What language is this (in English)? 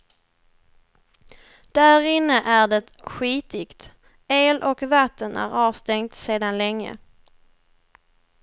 Swedish